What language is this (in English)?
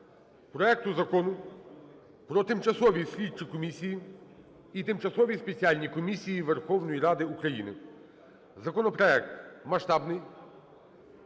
Ukrainian